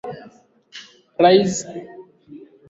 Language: Swahili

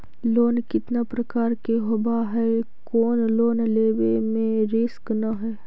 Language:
Magahi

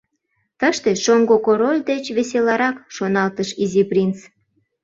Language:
Mari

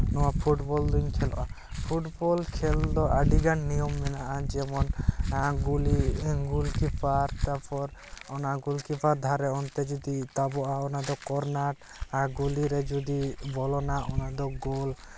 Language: Santali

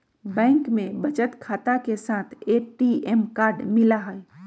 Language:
Magahi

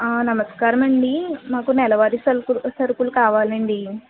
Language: Telugu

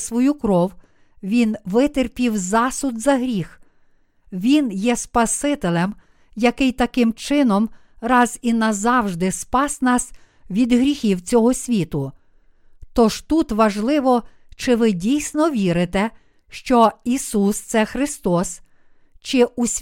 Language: Ukrainian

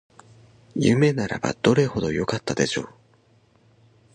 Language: Japanese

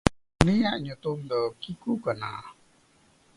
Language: Santali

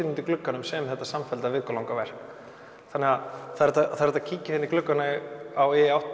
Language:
Icelandic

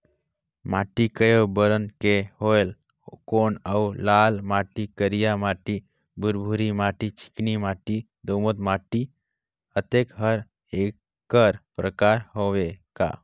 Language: Chhattisgarhi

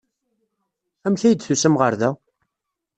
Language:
Kabyle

